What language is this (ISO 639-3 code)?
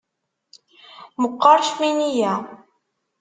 kab